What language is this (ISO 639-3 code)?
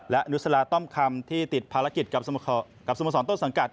tha